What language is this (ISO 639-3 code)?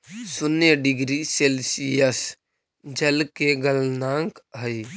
mag